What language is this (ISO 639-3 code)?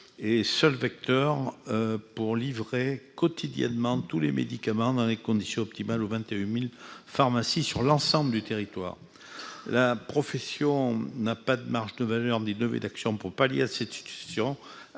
fra